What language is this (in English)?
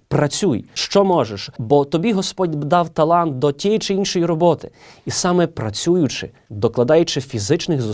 Ukrainian